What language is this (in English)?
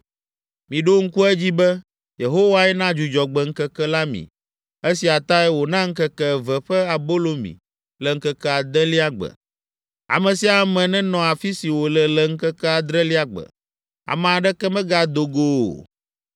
Ewe